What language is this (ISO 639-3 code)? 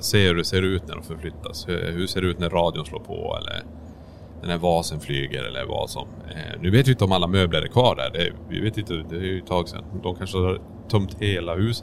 swe